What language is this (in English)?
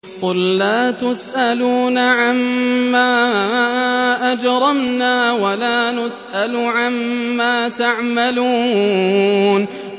Arabic